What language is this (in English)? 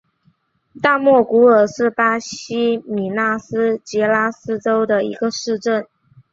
Chinese